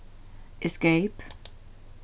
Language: Faroese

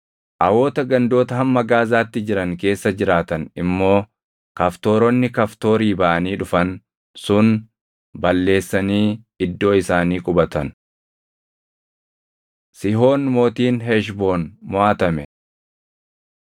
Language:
Oromo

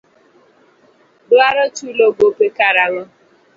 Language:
Luo (Kenya and Tanzania)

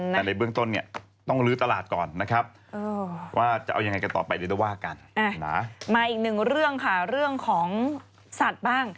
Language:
Thai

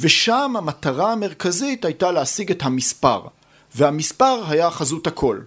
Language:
Hebrew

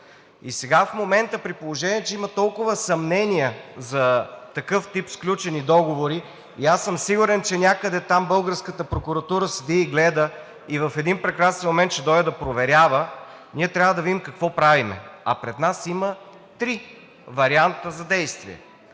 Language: Bulgarian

